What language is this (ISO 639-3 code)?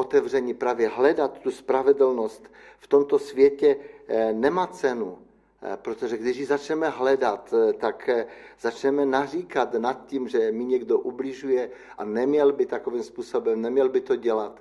ces